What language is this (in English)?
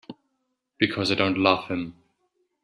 English